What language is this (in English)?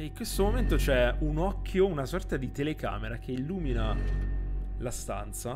Italian